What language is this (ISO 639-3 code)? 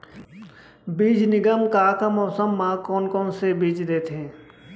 hne